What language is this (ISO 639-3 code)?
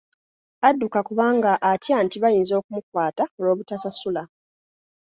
lug